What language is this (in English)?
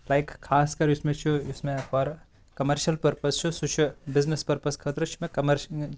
Kashmiri